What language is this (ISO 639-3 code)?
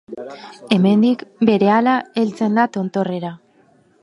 eus